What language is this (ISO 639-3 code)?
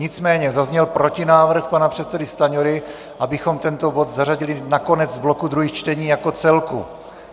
ces